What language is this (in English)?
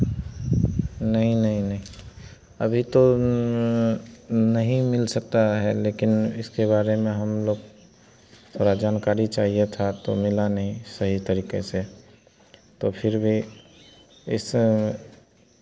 Hindi